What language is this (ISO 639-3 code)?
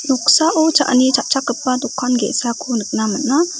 grt